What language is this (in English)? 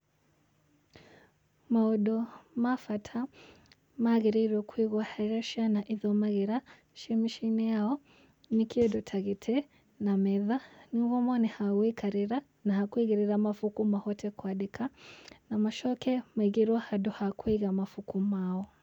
Kikuyu